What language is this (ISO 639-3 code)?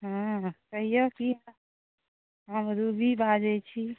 mai